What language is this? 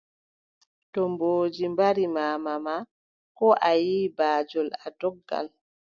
Adamawa Fulfulde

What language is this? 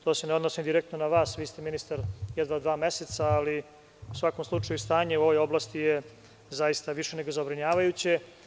Serbian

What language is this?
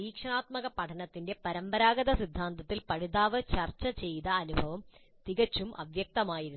Malayalam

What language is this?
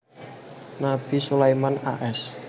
Javanese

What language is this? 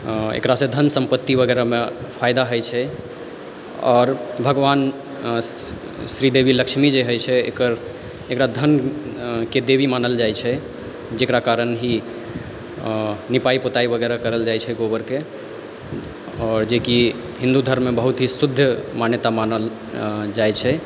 Maithili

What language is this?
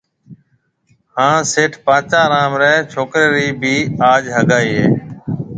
Marwari (Pakistan)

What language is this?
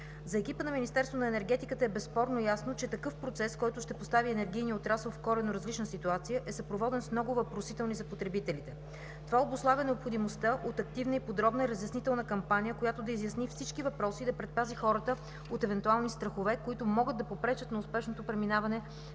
Bulgarian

